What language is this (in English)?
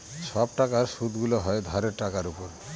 Bangla